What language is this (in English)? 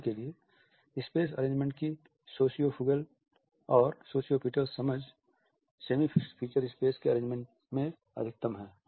Hindi